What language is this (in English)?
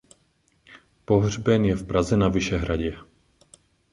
Czech